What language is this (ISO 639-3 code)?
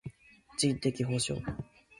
jpn